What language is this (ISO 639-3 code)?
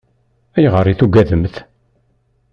kab